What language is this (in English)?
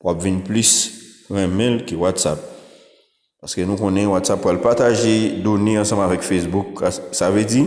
French